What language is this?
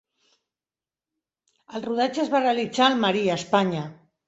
Catalan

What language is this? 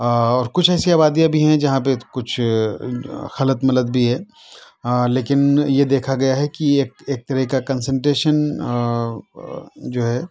Urdu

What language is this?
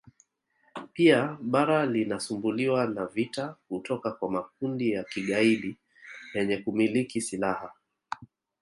Swahili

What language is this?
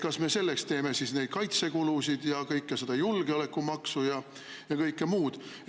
Estonian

